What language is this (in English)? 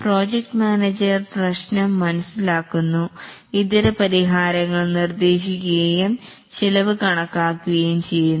Malayalam